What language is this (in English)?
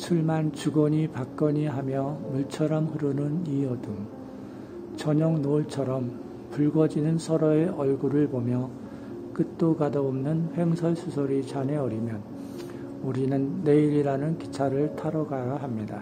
Korean